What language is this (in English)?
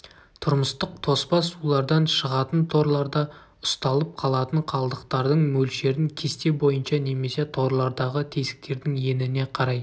Kazakh